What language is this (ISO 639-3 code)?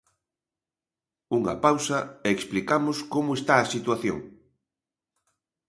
glg